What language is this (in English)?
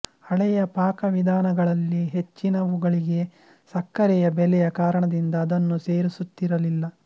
Kannada